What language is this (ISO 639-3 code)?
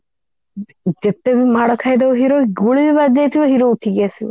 ori